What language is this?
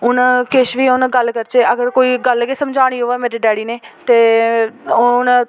Dogri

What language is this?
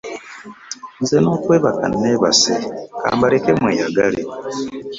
Ganda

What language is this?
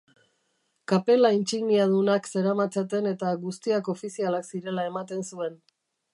Basque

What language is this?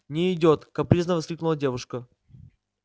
Russian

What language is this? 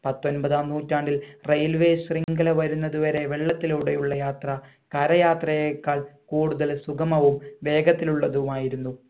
Malayalam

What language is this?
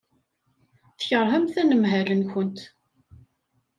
Kabyle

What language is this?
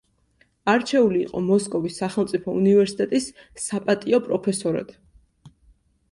Georgian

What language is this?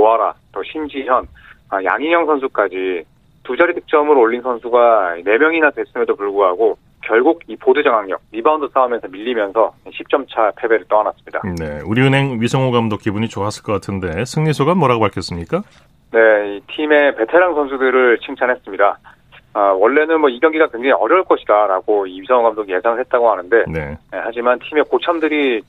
Korean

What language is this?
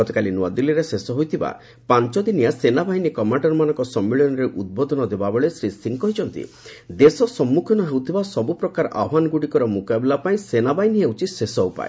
Odia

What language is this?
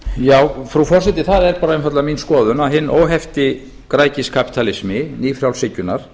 Icelandic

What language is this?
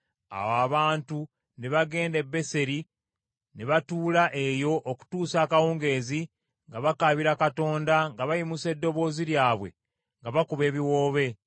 Ganda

